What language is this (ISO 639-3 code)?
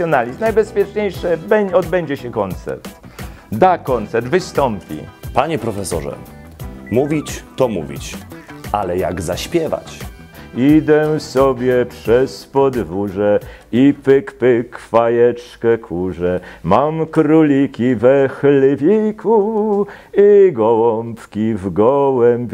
pol